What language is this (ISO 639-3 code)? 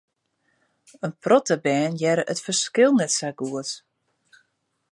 fry